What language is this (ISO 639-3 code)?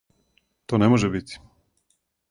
srp